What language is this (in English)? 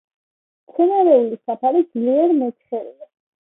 Georgian